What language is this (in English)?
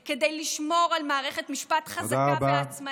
Hebrew